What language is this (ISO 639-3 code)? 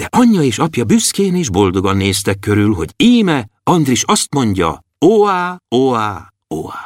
hun